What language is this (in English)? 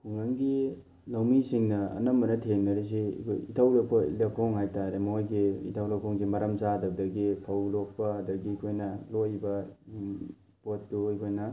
Manipuri